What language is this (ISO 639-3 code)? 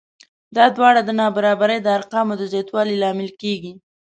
pus